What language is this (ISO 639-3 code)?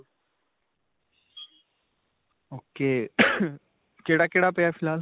pan